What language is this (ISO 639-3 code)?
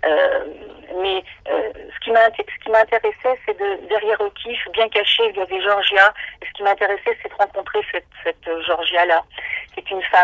fra